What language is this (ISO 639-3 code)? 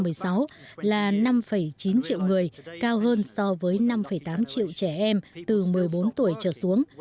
vie